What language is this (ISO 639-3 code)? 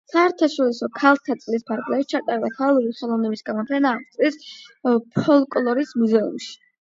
kat